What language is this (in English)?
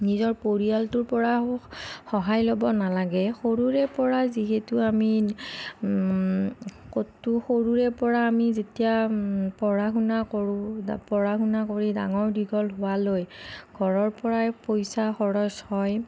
Assamese